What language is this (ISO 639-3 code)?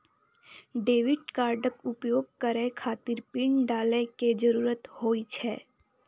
mai